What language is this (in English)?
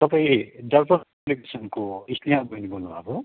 Nepali